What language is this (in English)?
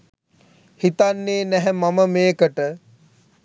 Sinhala